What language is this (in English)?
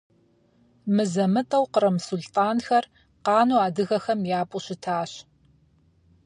Kabardian